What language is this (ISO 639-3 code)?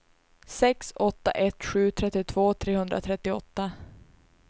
swe